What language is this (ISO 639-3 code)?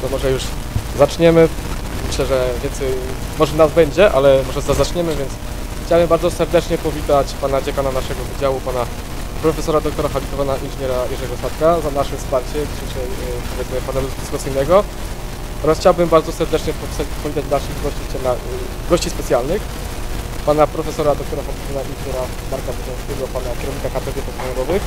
pol